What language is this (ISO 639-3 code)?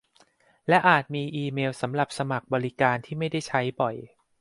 tha